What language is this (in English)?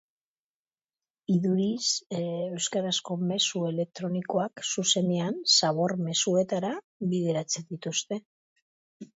Basque